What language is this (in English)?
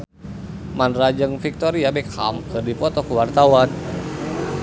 Sundanese